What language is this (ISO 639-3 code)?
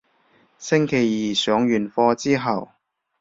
yue